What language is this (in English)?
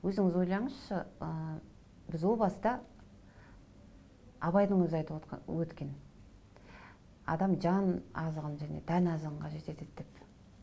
Kazakh